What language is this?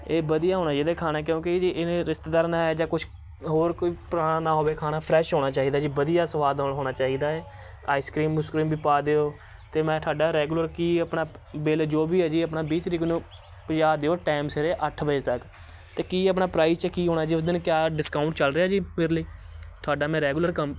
Punjabi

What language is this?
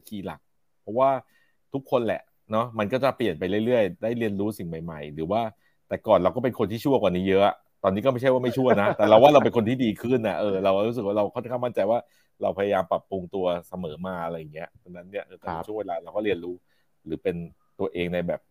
Thai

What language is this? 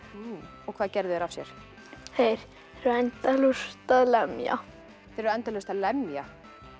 Icelandic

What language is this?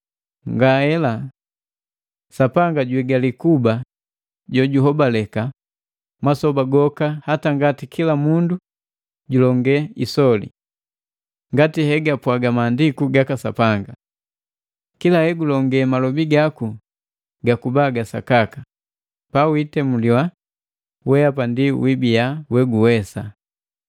Matengo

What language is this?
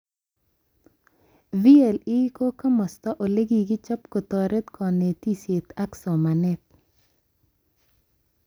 Kalenjin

